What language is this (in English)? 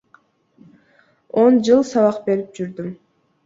Kyrgyz